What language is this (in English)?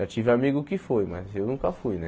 Portuguese